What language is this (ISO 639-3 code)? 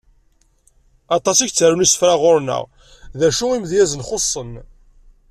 kab